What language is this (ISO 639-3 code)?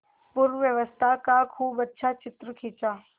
hin